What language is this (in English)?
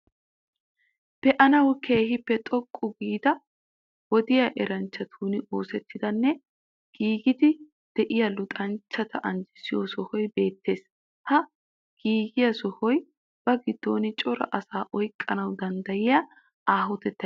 Wolaytta